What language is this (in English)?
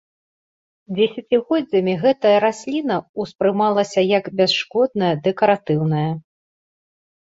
Belarusian